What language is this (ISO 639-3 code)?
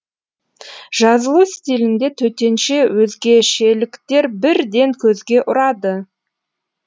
kaz